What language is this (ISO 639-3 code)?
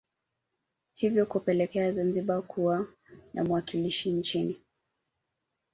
swa